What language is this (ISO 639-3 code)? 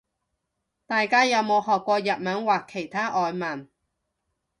yue